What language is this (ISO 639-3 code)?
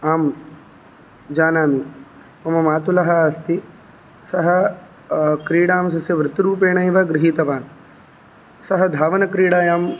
san